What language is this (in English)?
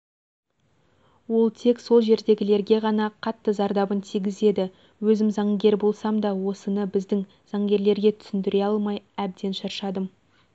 Kazakh